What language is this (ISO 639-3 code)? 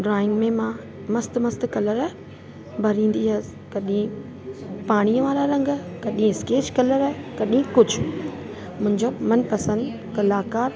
snd